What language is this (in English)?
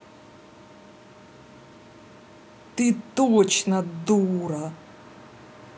Russian